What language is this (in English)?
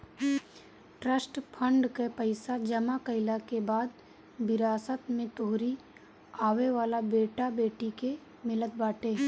Bhojpuri